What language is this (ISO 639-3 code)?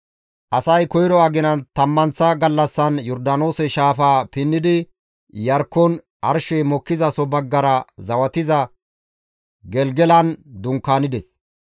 gmv